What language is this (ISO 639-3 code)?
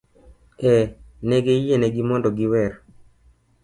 luo